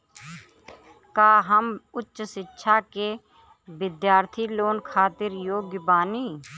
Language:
Bhojpuri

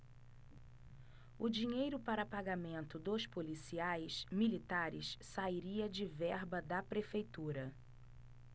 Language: Portuguese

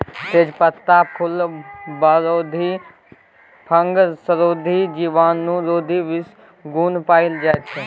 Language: Maithili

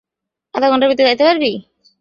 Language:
Bangla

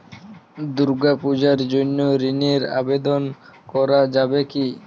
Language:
Bangla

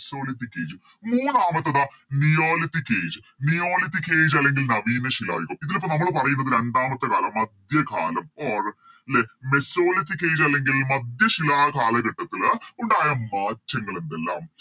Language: Malayalam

